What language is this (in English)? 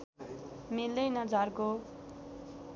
Nepali